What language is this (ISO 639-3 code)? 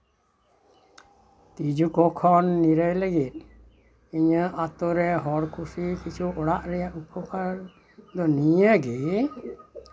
sat